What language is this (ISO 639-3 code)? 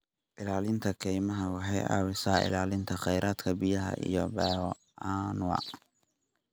som